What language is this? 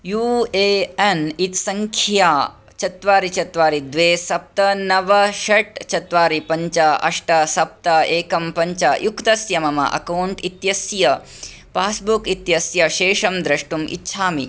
Sanskrit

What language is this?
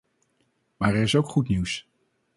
Dutch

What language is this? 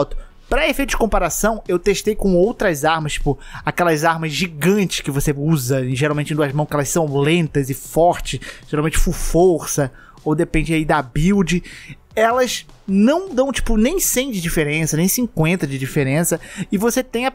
Portuguese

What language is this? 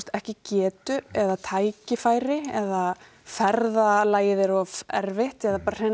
Icelandic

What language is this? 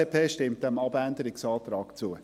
Swiss German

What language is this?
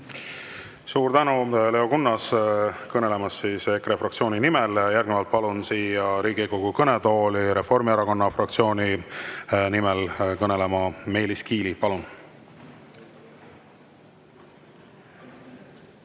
Estonian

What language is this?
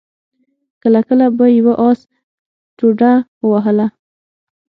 Pashto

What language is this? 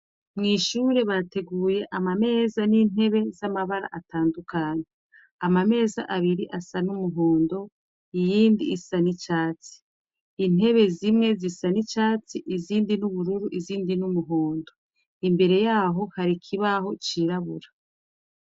Rundi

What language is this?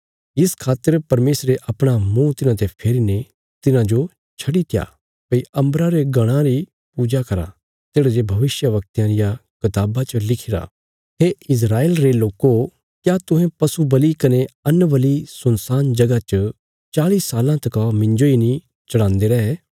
Bilaspuri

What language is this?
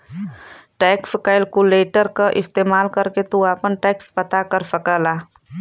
Bhojpuri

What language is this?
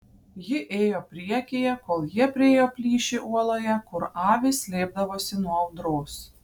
Lithuanian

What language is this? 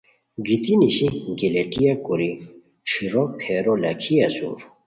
Khowar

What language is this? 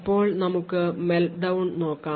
Malayalam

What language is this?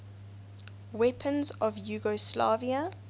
English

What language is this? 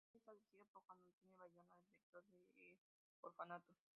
Spanish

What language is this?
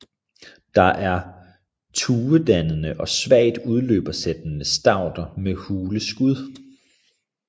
Danish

